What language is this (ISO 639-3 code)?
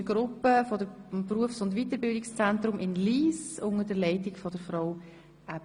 gsw